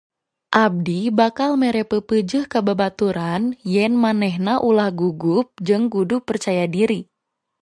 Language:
Sundanese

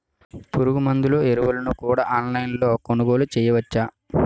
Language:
Telugu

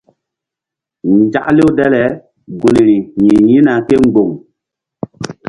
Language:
Mbum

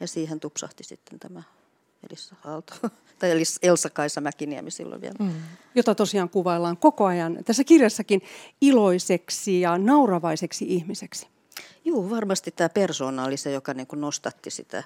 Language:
Finnish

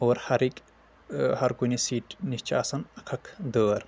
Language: Kashmiri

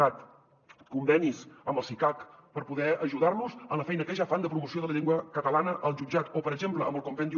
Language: Catalan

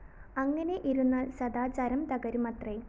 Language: Malayalam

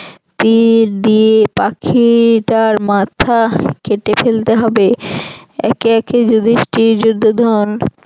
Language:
Bangla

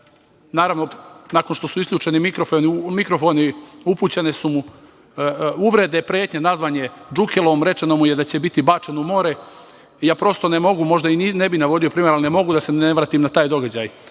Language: Serbian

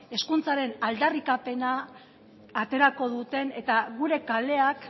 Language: Basque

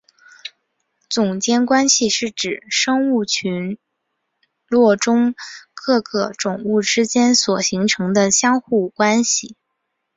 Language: Chinese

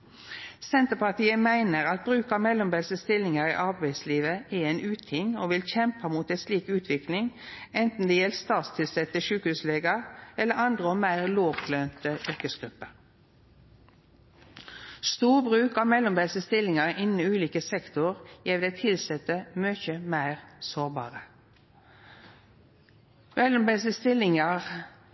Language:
Norwegian Nynorsk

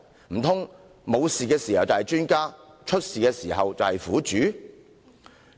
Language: Cantonese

